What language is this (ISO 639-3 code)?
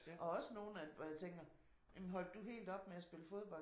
dan